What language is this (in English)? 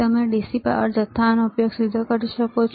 Gujarati